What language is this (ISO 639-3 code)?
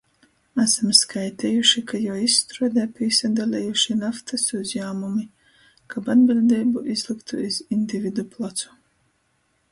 ltg